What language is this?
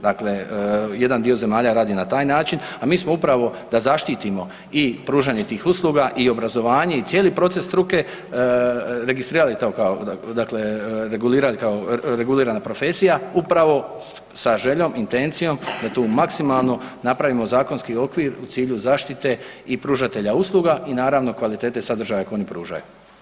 Croatian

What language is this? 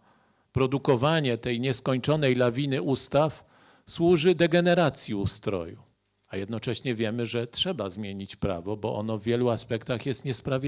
Polish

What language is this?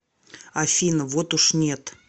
Russian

